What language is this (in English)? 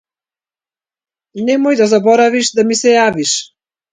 Macedonian